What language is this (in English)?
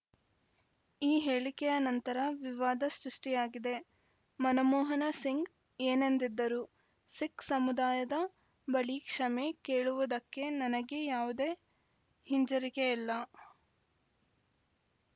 Kannada